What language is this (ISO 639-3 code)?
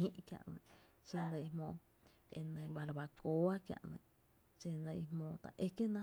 cte